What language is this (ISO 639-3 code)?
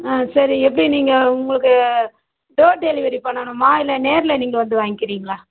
tam